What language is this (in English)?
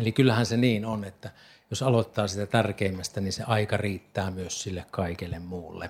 Finnish